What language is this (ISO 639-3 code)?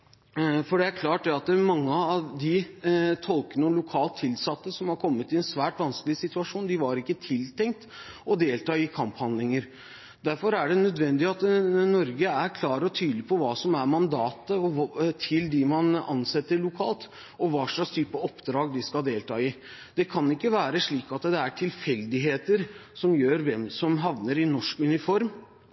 nob